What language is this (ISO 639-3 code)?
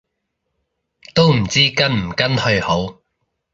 yue